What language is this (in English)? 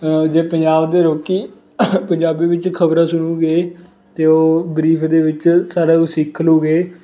Punjabi